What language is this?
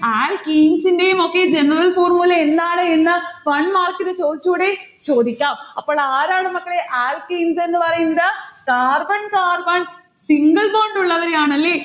Malayalam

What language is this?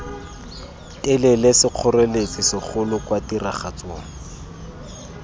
Tswana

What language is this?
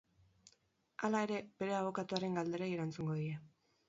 Basque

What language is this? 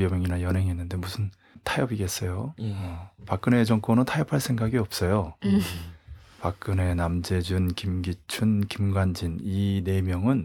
Korean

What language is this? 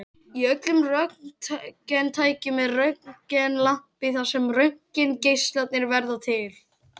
Icelandic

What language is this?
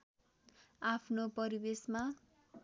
Nepali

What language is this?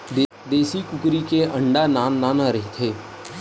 Chhattisgarhi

